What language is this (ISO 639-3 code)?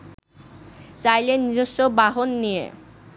ben